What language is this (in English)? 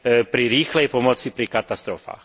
Slovak